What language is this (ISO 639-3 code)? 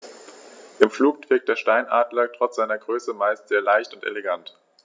deu